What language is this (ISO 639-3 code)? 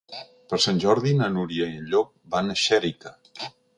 cat